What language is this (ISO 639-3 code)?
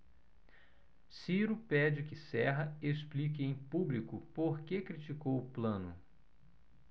por